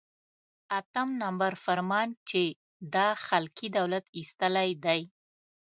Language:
Pashto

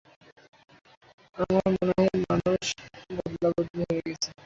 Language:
Bangla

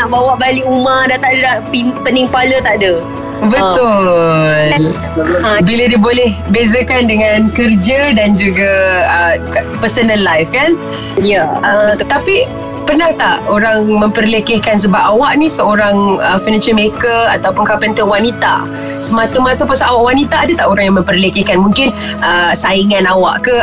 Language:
Malay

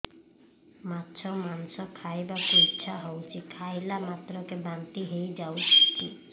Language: Odia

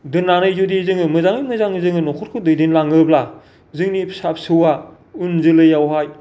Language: Bodo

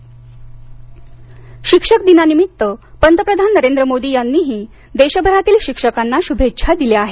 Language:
Marathi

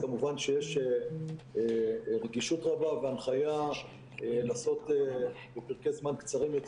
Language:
Hebrew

